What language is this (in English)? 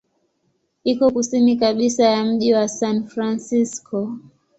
Swahili